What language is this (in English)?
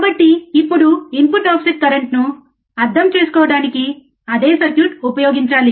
Telugu